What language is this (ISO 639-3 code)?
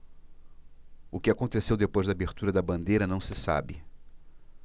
por